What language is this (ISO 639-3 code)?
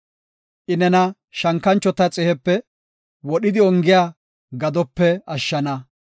gof